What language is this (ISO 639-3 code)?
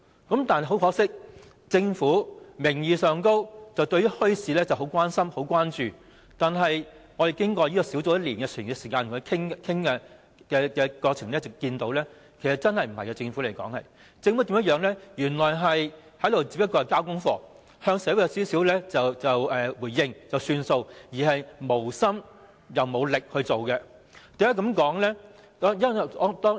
yue